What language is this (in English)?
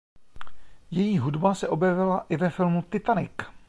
Czech